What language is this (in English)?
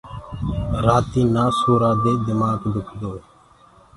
Gurgula